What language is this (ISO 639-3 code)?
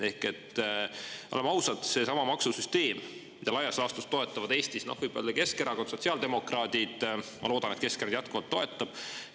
est